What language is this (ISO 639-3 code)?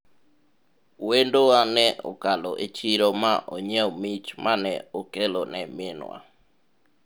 luo